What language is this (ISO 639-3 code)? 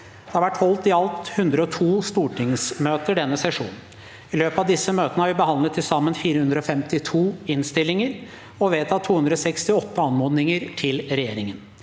nor